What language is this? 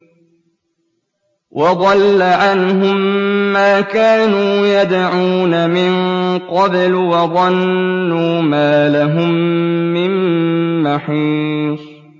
Arabic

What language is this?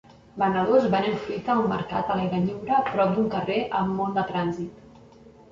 Catalan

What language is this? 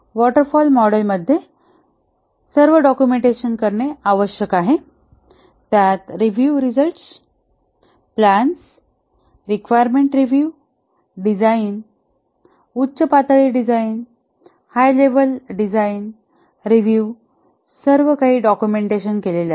Marathi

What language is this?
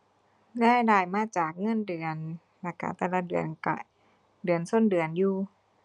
Thai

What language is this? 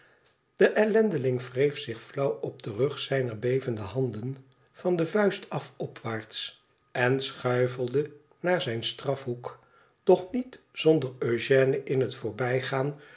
Dutch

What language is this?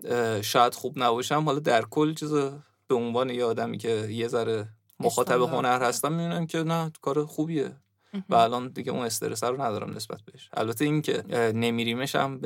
Persian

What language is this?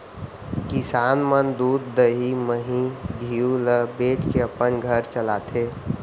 Chhattisgarhi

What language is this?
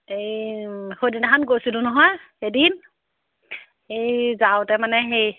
Assamese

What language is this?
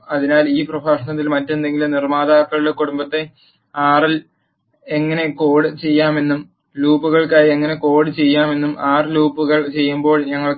Malayalam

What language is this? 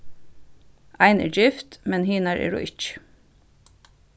Faroese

